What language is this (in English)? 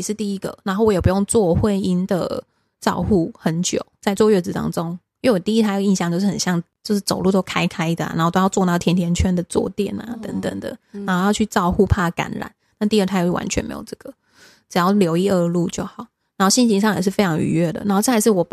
Chinese